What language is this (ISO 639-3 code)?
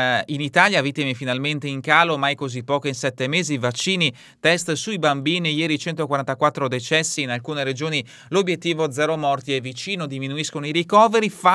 ita